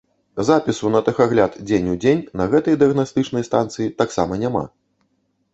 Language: Belarusian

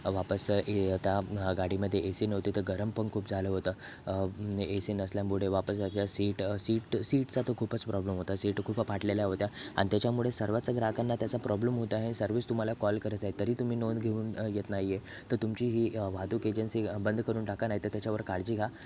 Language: Marathi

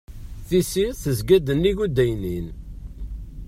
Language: Kabyle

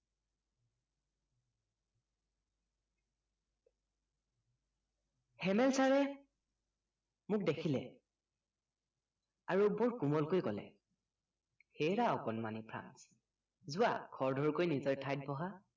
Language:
Assamese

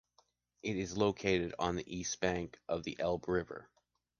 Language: English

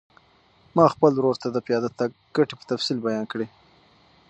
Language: Pashto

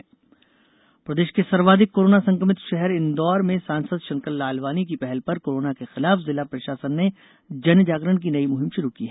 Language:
Hindi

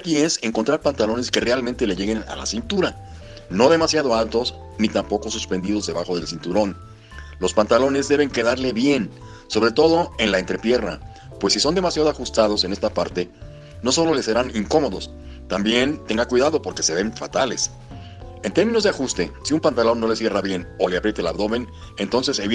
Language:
Spanish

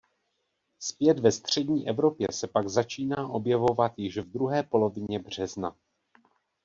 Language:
Czech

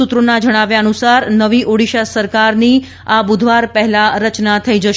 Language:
Gujarati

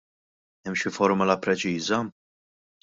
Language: Maltese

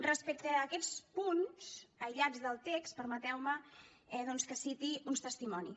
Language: Catalan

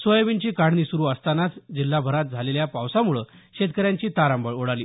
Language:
Marathi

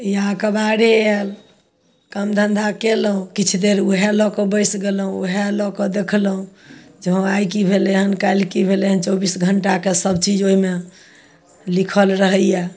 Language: Maithili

